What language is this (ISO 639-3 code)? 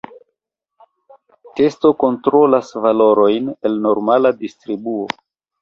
epo